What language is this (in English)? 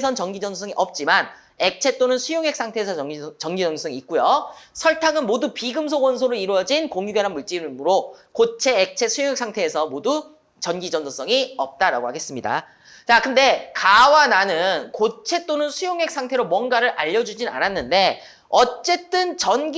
Korean